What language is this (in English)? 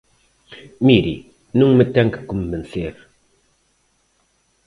Galician